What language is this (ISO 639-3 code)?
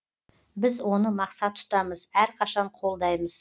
kaz